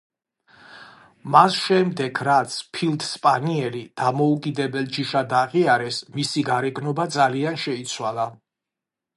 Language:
Georgian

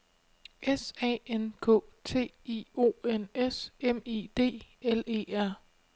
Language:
Danish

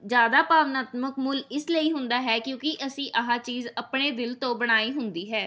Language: Punjabi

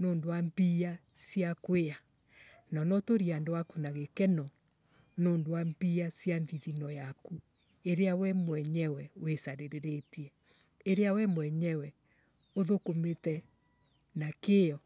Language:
Embu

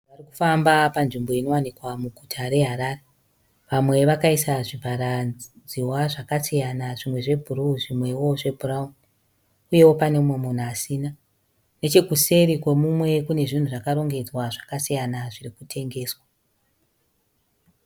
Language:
Shona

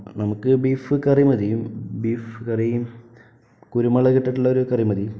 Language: Malayalam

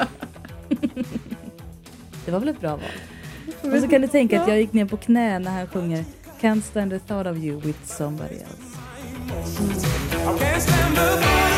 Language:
Swedish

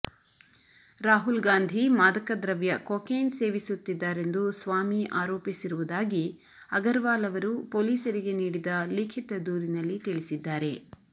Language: Kannada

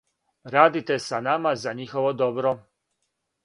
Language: Serbian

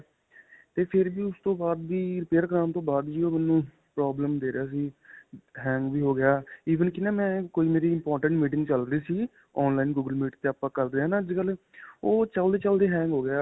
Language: Punjabi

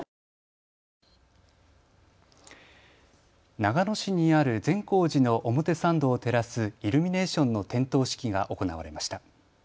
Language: Japanese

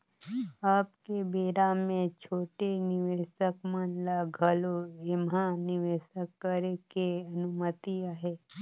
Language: Chhattisgarhi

